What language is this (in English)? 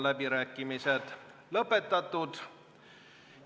Estonian